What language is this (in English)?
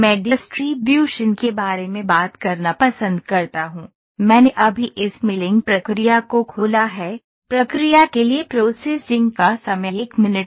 Hindi